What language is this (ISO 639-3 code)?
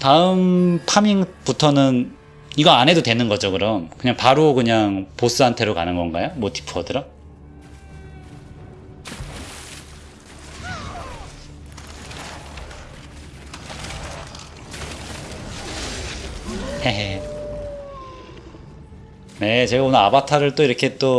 kor